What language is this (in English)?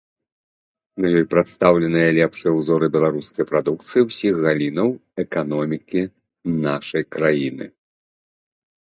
Belarusian